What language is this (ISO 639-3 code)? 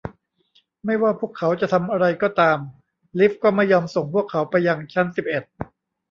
tha